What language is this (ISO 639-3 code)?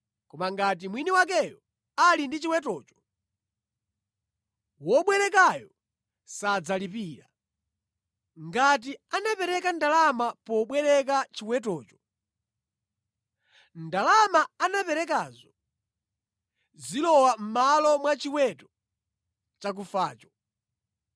nya